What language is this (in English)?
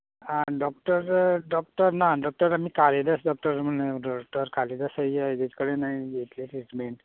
Konkani